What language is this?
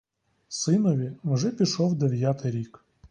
Ukrainian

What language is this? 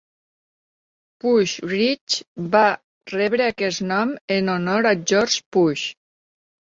Catalan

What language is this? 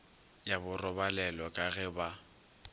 Northern Sotho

